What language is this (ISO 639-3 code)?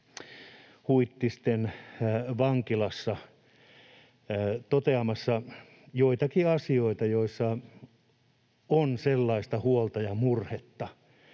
fin